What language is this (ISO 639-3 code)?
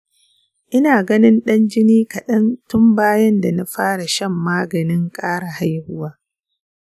hau